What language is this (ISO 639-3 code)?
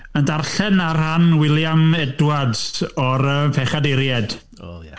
cym